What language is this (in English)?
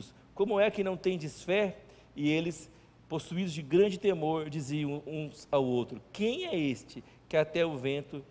Portuguese